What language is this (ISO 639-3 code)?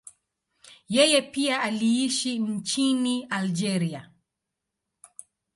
swa